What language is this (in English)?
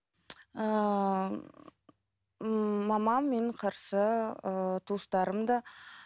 Kazakh